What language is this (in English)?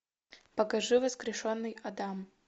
Russian